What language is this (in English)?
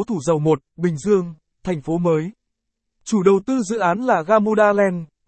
Vietnamese